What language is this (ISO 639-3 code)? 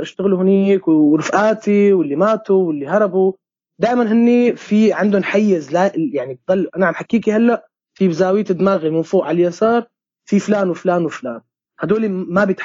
ara